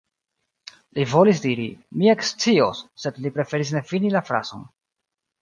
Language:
Esperanto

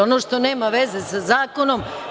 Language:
Serbian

